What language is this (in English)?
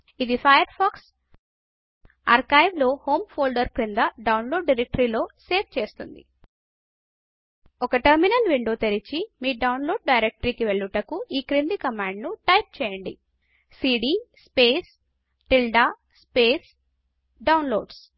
Telugu